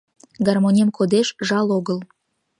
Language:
Mari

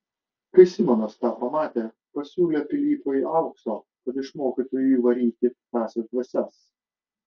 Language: Lithuanian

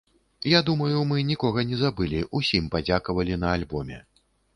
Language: Belarusian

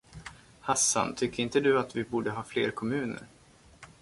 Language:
Swedish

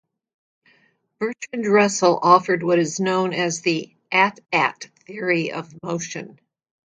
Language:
English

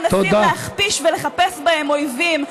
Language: Hebrew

